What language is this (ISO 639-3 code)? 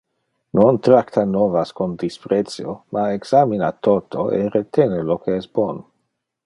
ina